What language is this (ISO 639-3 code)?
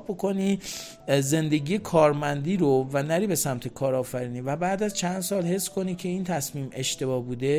fas